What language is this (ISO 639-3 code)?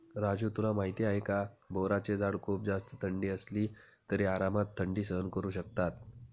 mar